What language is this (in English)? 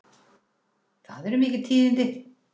Icelandic